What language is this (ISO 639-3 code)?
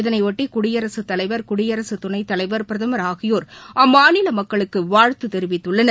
tam